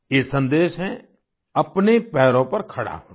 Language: Hindi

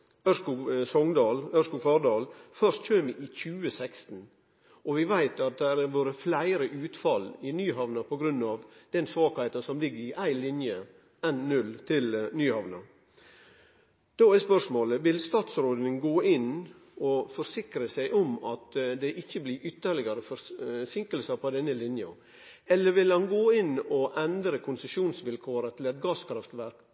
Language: Norwegian Nynorsk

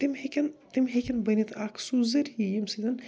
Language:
Kashmiri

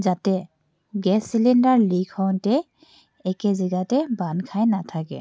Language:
Assamese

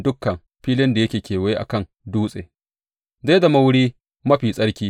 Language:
Hausa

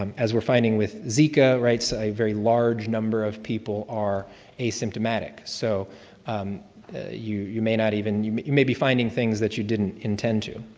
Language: English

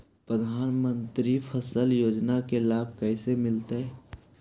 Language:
Magahi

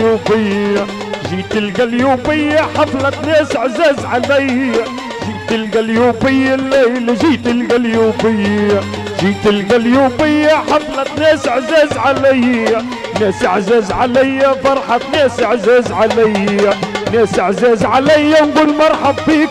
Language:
Arabic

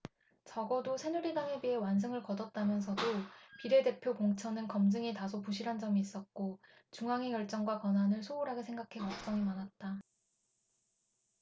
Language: Korean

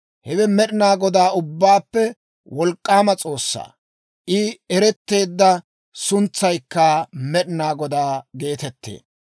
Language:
Dawro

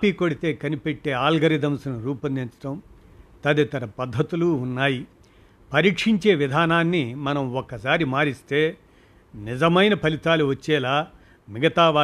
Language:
Telugu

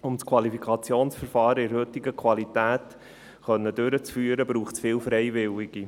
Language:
Swiss German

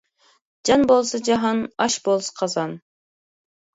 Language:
Uyghur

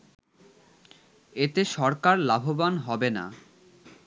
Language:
Bangla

